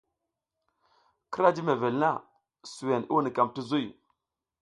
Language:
South Giziga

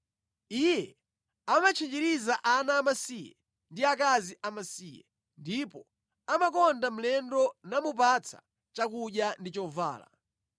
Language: Nyanja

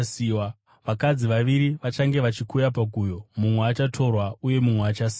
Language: Shona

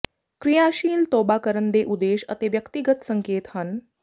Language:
Punjabi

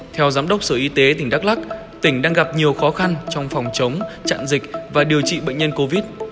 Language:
Vietnamese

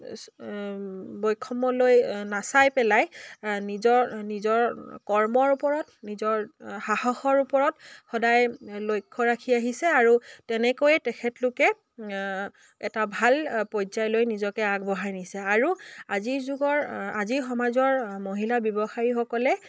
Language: Assamese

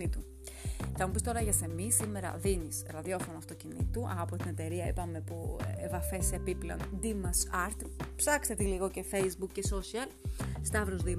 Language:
Greek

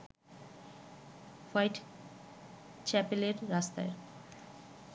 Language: Bangla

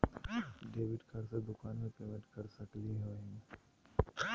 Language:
Magahi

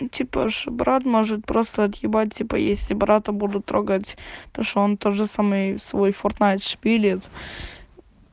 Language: Russian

